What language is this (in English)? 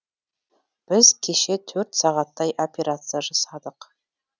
Kazakh